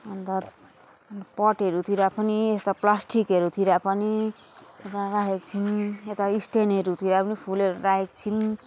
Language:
Nepali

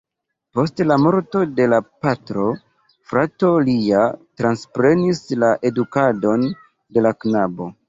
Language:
Esperanto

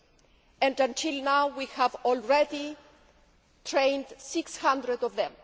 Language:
English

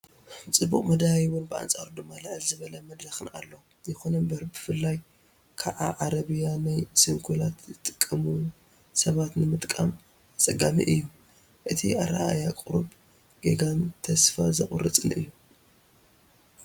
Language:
Tigrinya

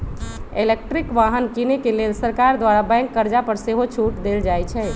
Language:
Magahi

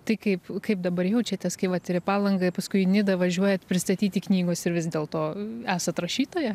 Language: Lithuanian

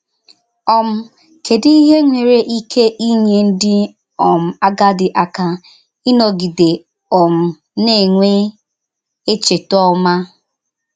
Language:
Igbo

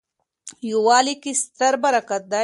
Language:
Pashto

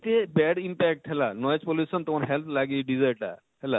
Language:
Odia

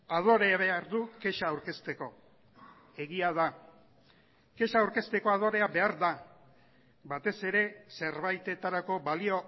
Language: Basque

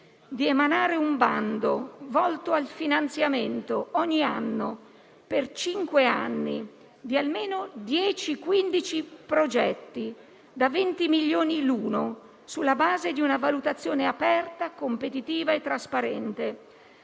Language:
Italian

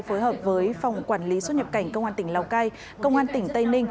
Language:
Vietnamese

